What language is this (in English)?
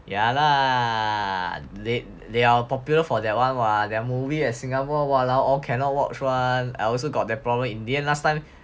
English